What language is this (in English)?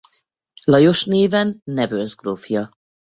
Hungarian